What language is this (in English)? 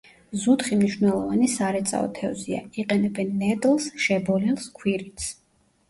Georgian